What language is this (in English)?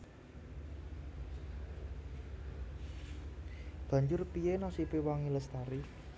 Javanese